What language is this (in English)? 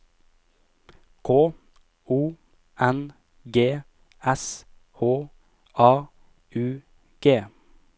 Norwegian